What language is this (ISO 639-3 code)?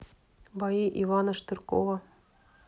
rus